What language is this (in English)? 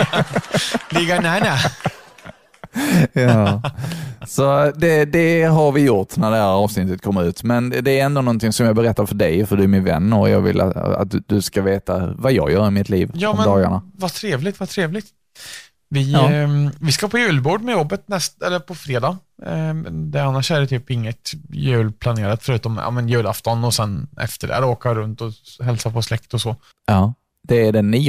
Swedish